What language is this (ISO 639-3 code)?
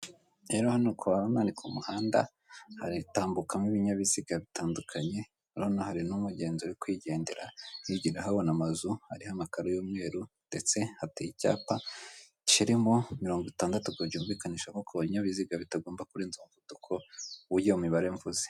kin